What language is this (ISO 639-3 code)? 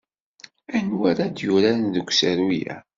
kab